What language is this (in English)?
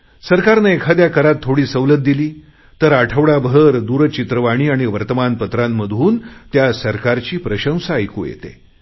Marathi